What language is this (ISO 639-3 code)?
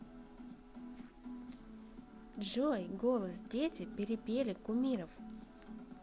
rus